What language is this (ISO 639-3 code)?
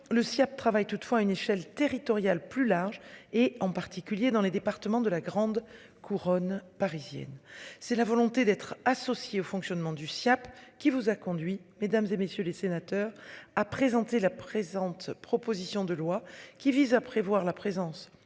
fra